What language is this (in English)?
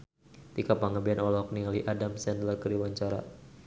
Sundanese